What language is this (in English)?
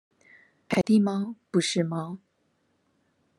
Chinese